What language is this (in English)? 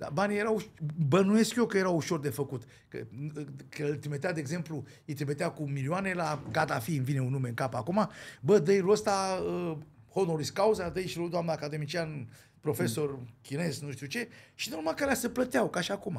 Romanian